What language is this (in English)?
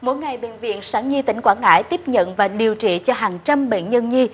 Vietnamese